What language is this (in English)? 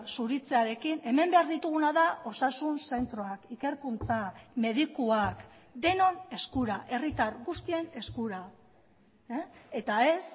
Basque